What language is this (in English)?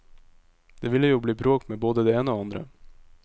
Norwegian